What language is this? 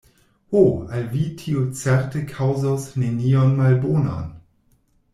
Esperanto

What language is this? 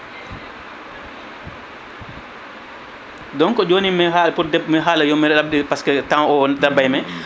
Fula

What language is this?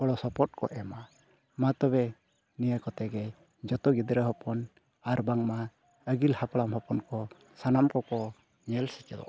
Santali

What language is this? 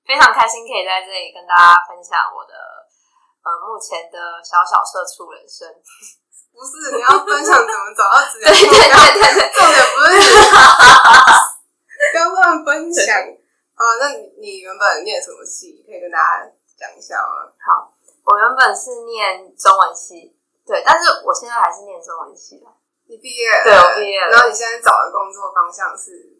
Chinese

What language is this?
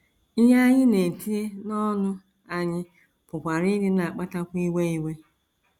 Igbo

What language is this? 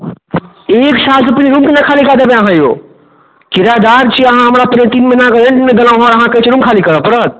Maithili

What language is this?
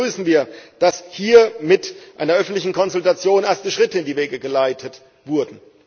German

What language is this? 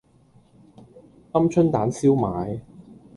Cantonese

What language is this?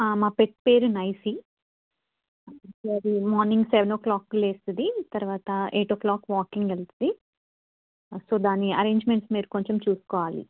Telugu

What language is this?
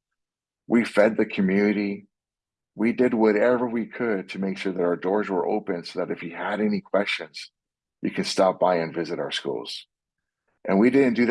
English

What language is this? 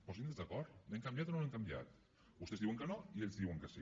Catalan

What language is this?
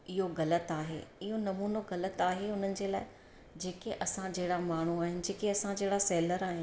Sindhi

